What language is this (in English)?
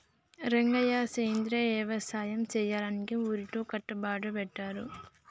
Telugu